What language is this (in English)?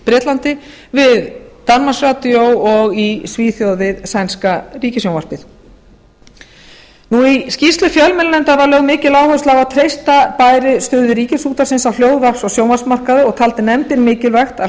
Icelandic